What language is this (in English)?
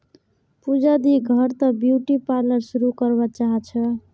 Magahi